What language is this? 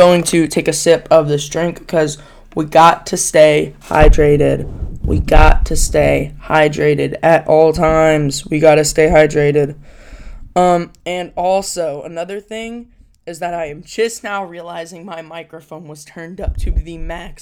English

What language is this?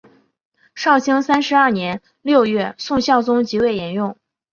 Chinese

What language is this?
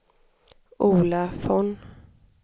Swedish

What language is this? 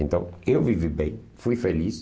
Portuguese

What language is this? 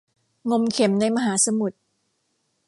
Thai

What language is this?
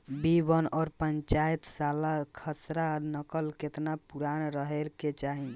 Bhojpuri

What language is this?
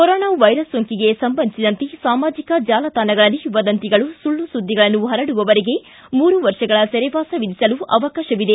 Kannada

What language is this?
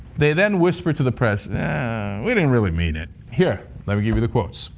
English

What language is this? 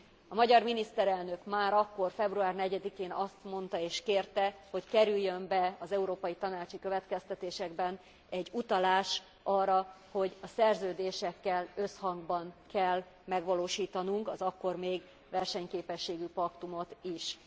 Hungarian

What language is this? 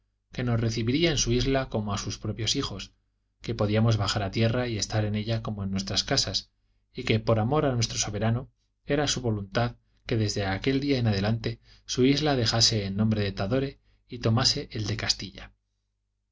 Spanish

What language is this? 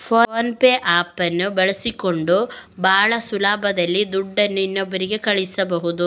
Kannada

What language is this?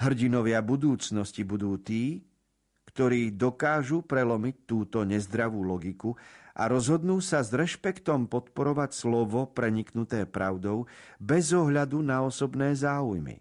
Slovak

